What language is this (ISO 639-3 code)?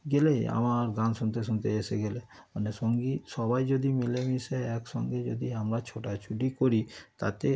ben